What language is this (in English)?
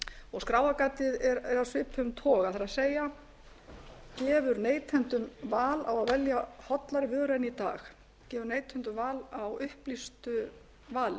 Icelandic